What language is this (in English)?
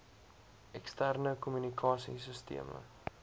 Afrikaans